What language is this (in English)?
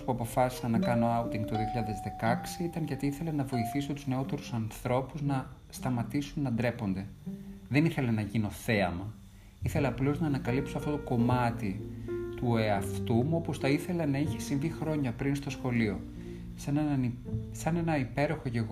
Greek